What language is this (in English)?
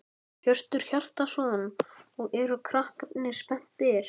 Icelandic